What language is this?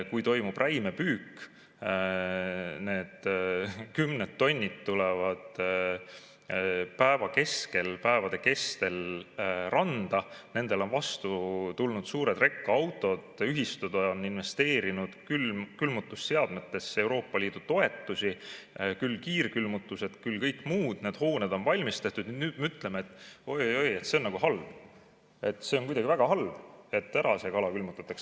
Estonian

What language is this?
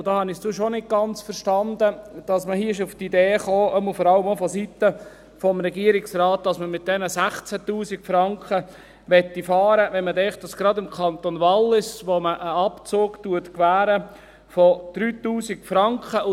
Swiss German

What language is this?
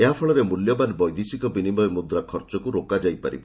Odia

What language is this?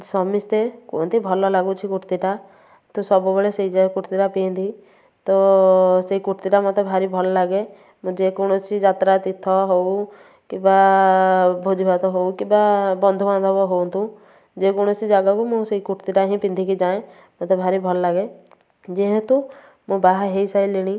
Odia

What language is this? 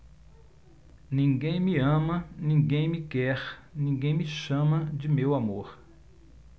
Portuguese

